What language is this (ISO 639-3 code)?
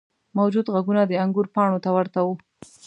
pus